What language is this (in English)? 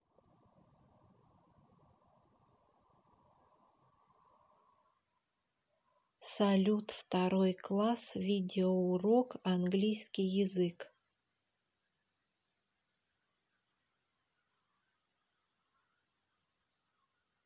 Russian